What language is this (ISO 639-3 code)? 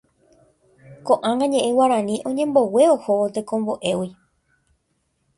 grn